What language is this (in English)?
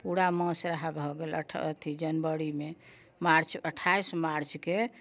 Maithili